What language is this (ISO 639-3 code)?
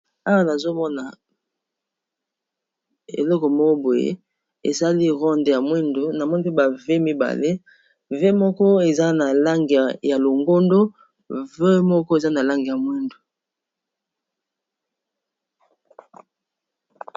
lin